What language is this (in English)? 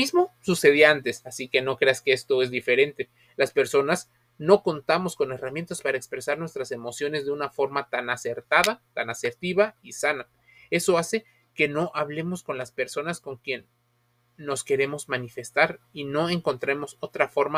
Spanish